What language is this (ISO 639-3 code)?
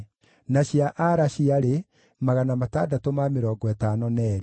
kik